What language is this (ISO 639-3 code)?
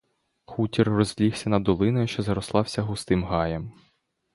ukr